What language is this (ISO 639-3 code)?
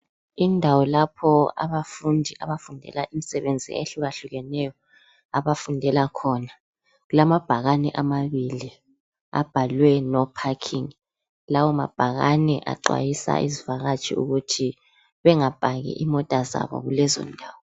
nde